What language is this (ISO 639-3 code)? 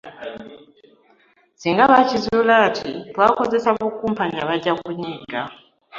lug